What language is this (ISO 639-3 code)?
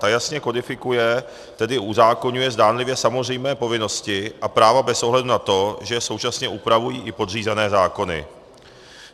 ces